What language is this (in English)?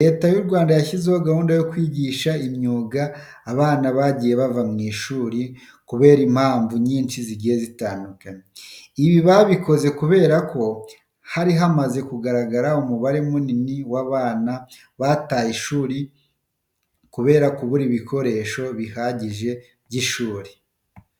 Kinyarwanda